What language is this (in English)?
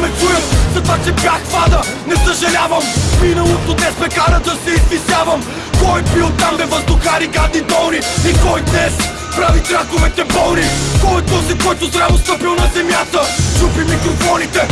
Bulgarian